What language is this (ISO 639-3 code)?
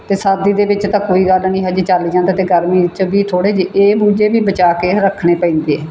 pan